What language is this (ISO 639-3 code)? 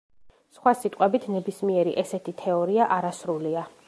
kat